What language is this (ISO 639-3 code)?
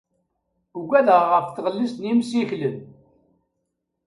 kab